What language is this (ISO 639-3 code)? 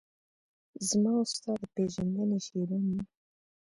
pus